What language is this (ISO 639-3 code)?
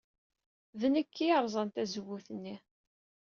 kab